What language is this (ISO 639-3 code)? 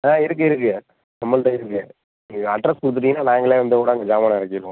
tam